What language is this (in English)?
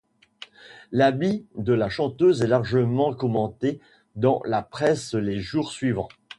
French